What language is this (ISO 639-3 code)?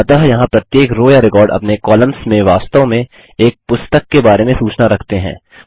hin